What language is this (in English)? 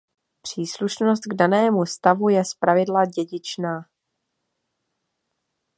Czech